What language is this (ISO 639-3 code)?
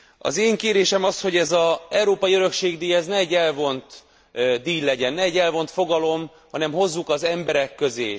hun